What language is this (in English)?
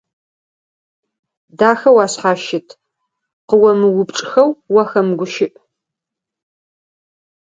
Adyghe